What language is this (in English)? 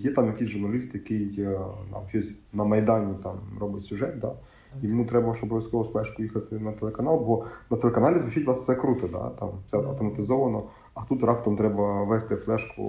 Ukrainian